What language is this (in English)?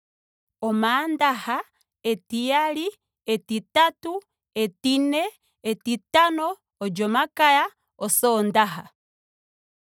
Ndonga